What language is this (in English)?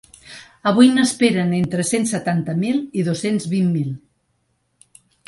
Catalan